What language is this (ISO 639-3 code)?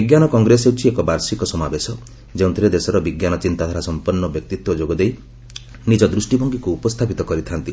ori